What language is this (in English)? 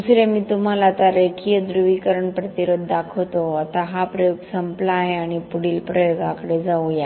Marathi